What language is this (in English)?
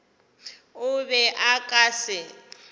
Northern Sotho